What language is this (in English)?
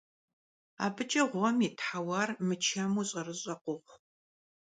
Kabardian